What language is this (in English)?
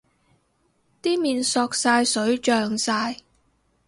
Cantonese